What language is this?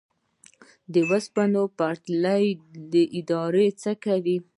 Pashto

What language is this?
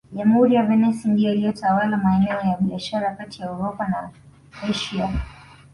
Swahili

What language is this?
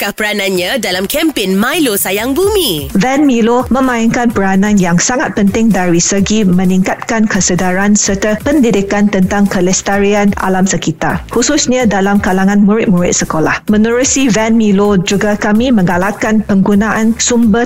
Malay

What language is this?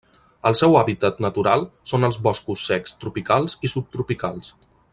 Catalan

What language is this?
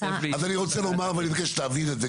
Hebrew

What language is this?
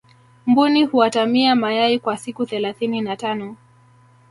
Swahili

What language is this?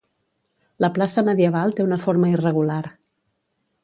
Catalan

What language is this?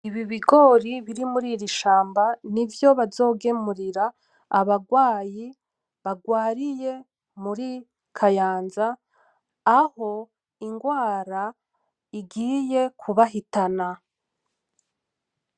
Rundi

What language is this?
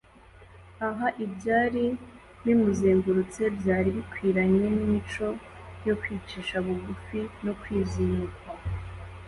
Kinyarwanda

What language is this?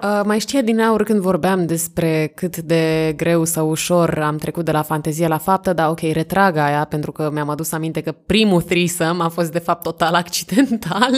Romanian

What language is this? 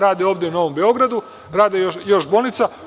Serbian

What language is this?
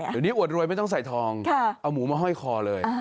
Thai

